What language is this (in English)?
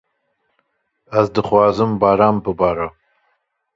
Kurdish